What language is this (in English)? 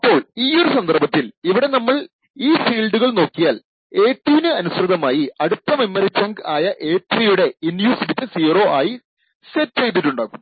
Malayalam